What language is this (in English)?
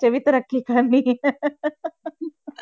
Punjabi